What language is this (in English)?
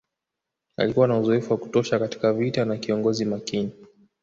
Swahili